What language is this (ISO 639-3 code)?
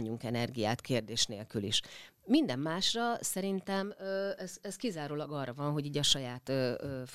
hun